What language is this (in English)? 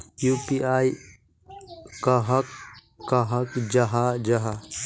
Magahi